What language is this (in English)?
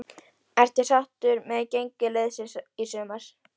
Icelandic